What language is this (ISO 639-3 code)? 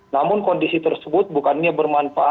ind